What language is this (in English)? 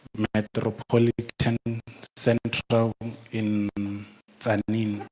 English